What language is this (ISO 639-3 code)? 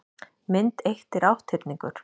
isl